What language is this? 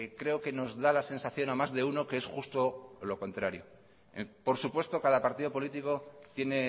Spanish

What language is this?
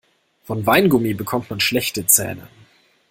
German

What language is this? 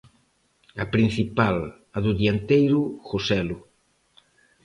Galician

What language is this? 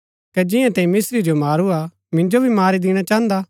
Gaddi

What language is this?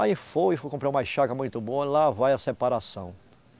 Portuguese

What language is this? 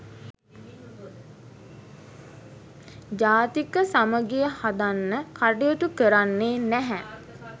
Sinhala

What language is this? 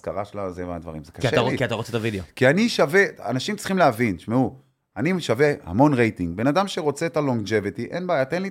Hebrew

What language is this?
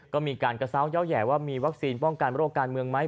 Thai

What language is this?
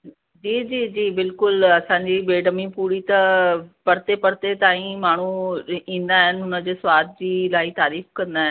Sindhi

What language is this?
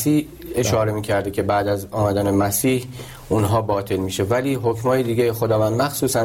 Persian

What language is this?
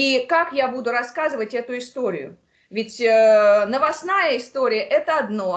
Russian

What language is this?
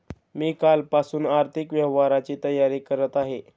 Marathi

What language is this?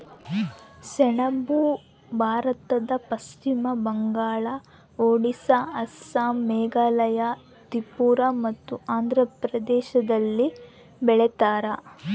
Kannada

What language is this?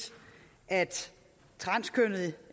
Danish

